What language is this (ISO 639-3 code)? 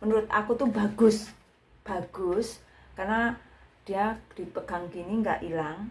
ind